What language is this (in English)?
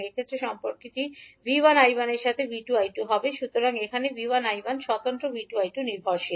Bangla